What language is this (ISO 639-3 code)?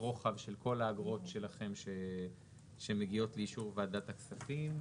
heb